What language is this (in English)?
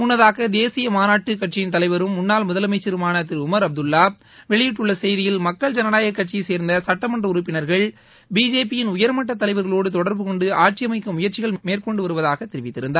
Tamil